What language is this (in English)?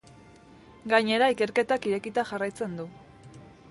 Basque